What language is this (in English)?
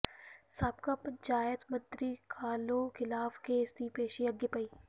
Punjabi